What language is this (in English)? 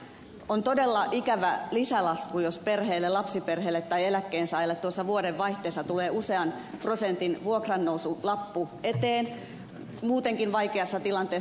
Finnish